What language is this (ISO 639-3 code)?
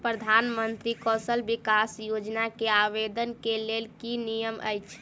mai